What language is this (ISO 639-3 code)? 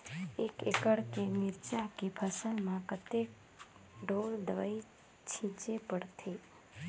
hne